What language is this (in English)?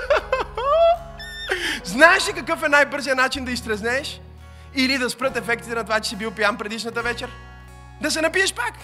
Bulgarian